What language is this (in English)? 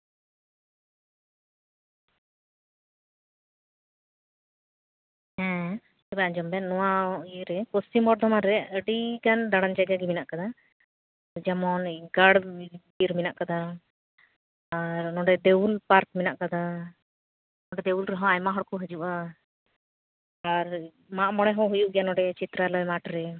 Santali